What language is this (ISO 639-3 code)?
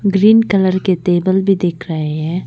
hin